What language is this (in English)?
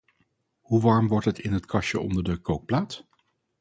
Dutch